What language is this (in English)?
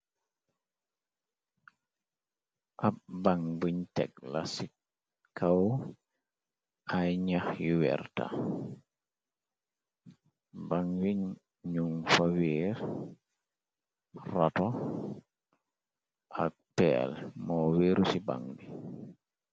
Wolof